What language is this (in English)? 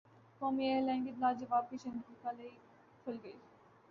Urdu